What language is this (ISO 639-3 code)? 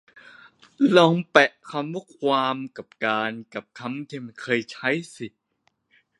tha